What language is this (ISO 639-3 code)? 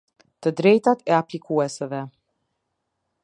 sqi